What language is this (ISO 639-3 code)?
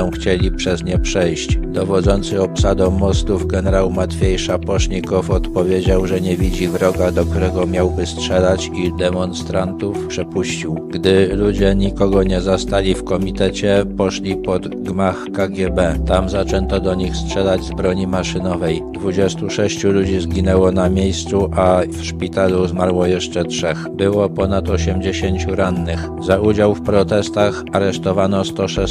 pol